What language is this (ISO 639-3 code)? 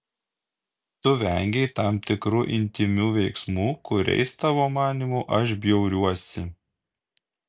lit